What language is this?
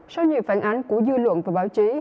Vietnamese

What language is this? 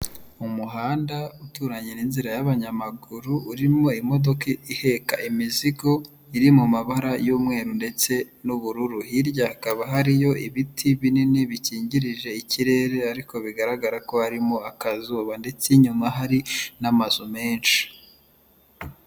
Kinyarwanda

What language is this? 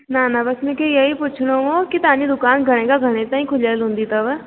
Sindhi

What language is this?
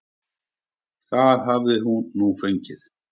Icelandic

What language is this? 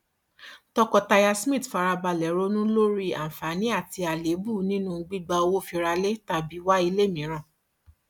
Yoruba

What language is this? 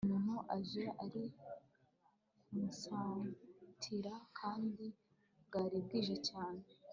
Kinyarwanda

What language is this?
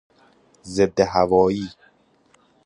Persian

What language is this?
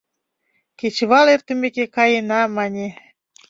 Mari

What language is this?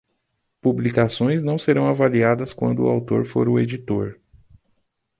Portuguese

